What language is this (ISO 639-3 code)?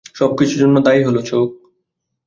ben